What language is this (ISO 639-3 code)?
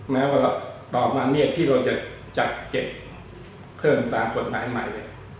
tha